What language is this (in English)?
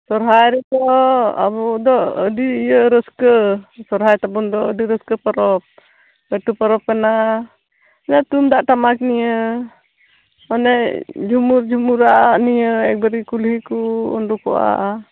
Santali